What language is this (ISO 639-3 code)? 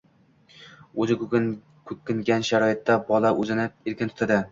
uzb